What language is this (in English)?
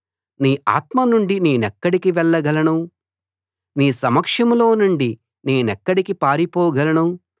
Telugu